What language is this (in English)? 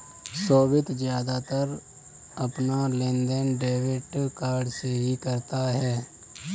Hindi